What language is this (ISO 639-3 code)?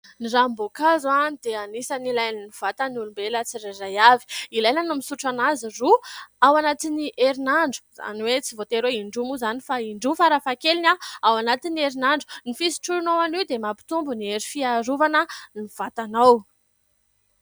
mlg